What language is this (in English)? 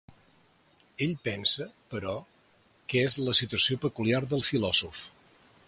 Catalan